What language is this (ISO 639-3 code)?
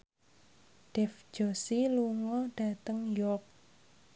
jav